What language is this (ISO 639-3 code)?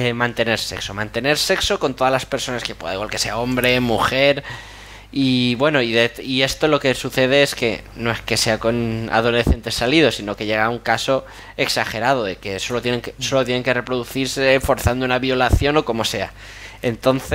spa